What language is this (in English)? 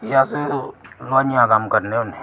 Dogri